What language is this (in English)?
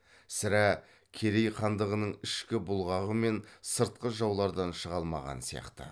Kazakh